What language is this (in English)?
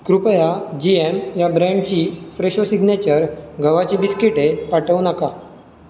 Marathi